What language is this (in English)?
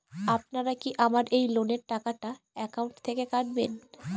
Bangla